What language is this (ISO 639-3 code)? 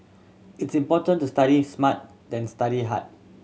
eng